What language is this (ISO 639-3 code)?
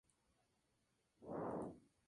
spa